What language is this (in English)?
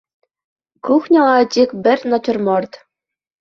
Bashkir